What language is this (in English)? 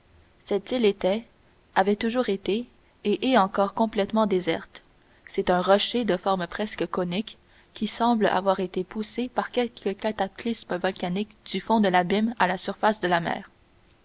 French